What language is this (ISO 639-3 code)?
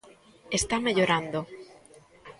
glg